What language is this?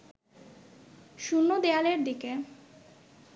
Bangla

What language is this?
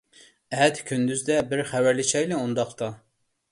Uyghur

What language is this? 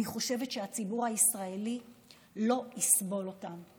Hebrew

